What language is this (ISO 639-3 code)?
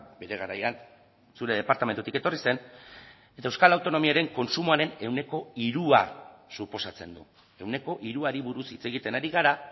eus